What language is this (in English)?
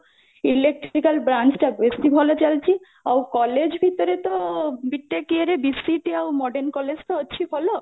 Odia